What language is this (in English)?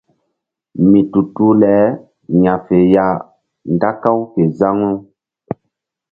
Mbum